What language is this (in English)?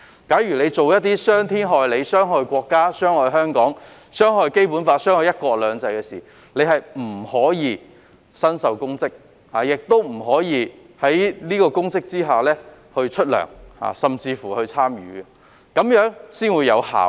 Cantonese